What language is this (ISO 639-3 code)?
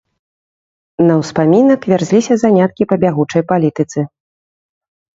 bel